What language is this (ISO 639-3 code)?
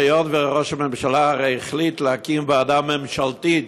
heb